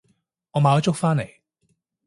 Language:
Cantonese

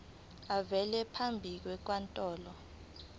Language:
Zulu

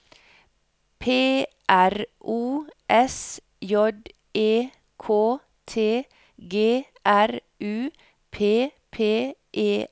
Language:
Norwegian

